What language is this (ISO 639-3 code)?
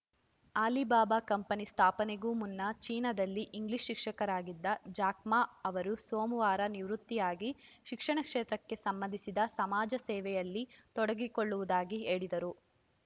kan